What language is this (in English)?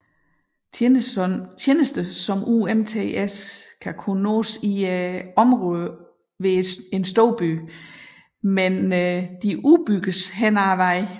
Danish